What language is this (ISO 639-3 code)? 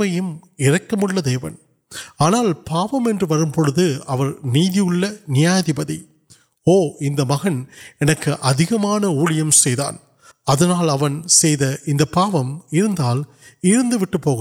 urd